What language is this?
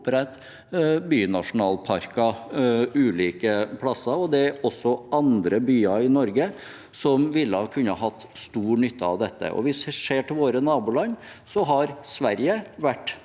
Norwegian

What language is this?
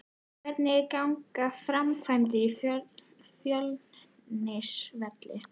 Icelandic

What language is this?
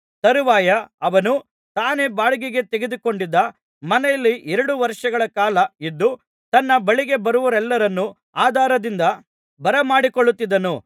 Kannada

